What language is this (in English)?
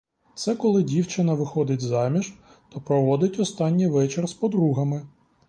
Ukrainian